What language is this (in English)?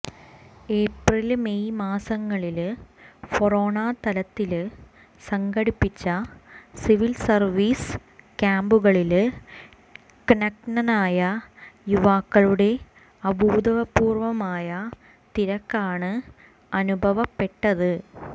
Malayalam